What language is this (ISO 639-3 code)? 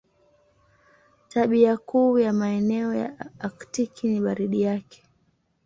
swa